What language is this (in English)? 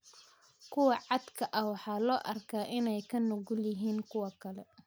Somali